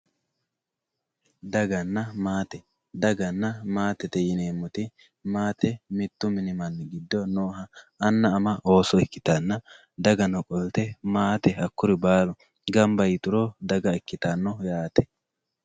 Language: Sidamo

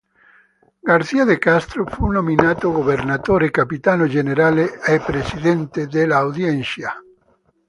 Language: Italian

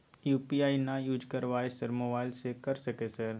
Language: Maithili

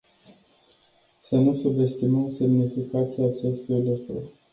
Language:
Romanian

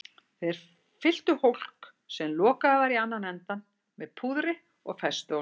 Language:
Icelandic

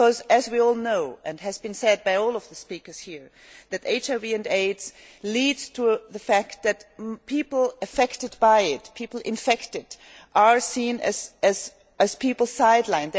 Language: English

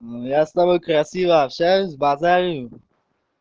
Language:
Russian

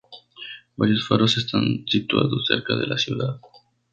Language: Spanish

